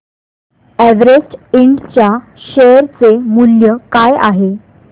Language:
Marathi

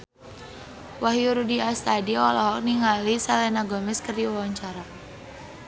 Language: Sundanese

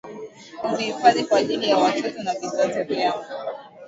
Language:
Swahili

